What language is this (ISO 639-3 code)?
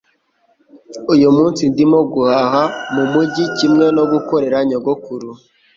kin